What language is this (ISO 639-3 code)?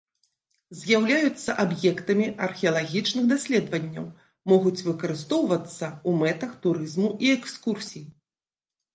bel